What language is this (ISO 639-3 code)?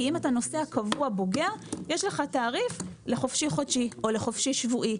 heb